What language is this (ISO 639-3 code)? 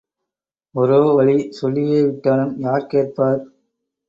tam